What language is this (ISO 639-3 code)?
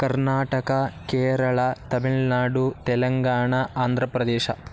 san